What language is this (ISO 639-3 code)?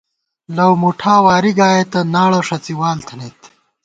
gwt